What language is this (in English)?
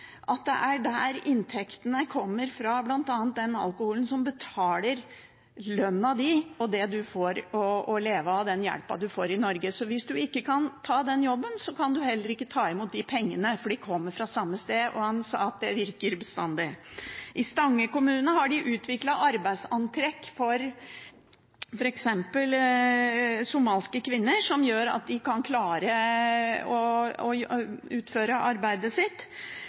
Norwegian Bokmål